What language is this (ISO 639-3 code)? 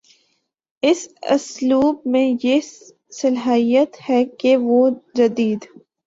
urd